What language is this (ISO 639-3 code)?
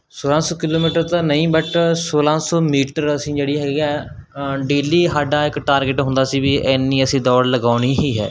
pan